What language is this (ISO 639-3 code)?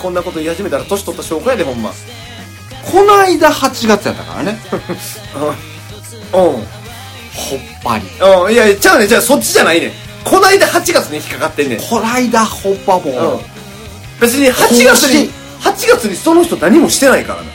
jpn